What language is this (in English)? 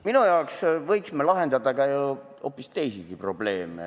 Estonian